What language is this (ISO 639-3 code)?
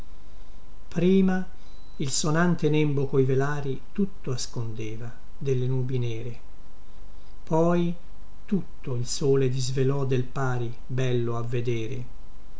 ita